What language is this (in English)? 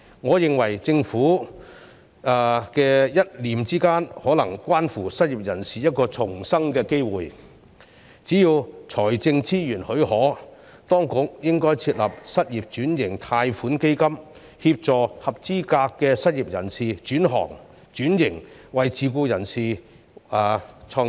Cantonese